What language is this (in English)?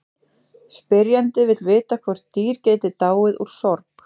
Icelandic